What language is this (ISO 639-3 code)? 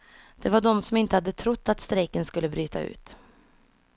swe